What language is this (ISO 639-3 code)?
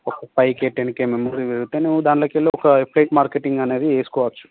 tel